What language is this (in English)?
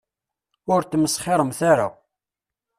Kabyle